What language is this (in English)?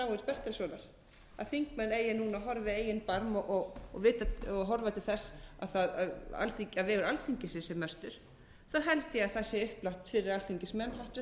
Icelandic